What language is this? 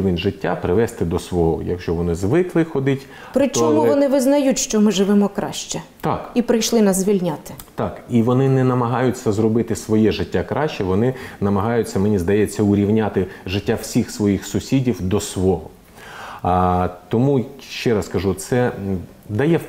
Ukrainian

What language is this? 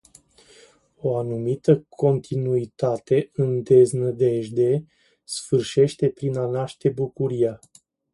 Romanian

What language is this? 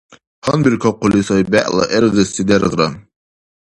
Dargwa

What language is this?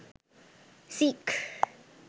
Sinhala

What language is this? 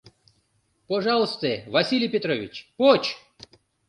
Mari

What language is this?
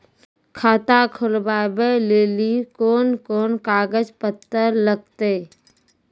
Maithili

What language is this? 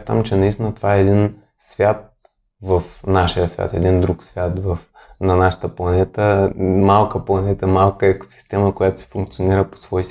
Bulgarian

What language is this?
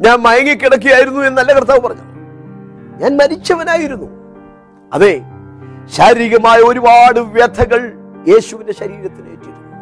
Malayalam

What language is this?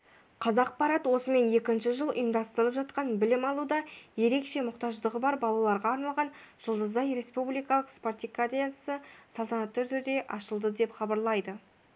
Kazakh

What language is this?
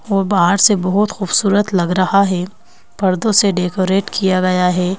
Hindi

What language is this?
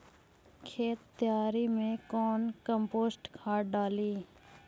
Magahi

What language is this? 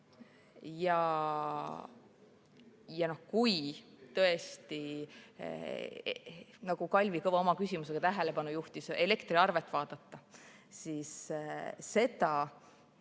Estonian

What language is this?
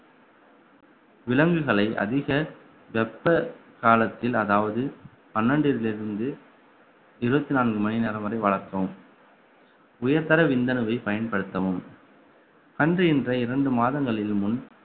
Tamil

